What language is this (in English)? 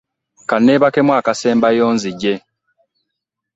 Ganda